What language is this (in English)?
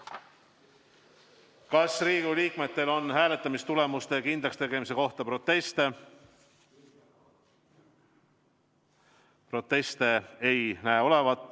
Estonian